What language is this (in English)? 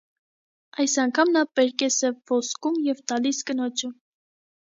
Armenian